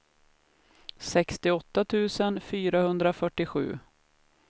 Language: Swedish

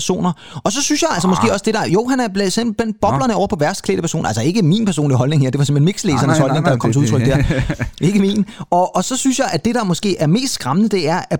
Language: Danish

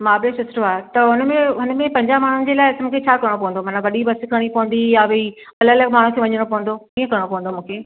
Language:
Sindhi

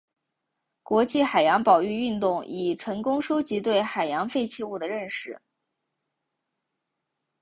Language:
Chinese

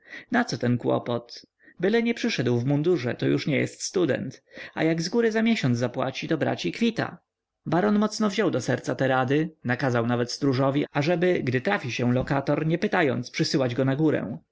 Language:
Polish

